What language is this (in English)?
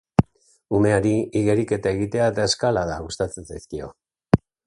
Basque